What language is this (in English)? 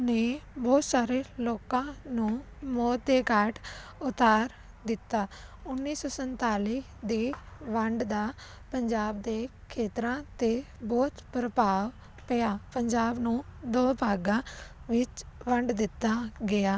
Punjabi